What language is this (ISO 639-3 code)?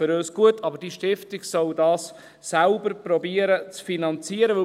gsw